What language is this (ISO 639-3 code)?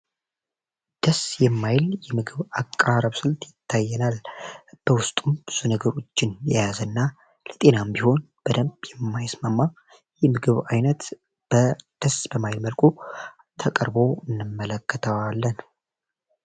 amh